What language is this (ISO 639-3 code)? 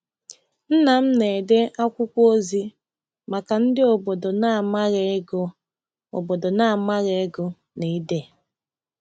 ibo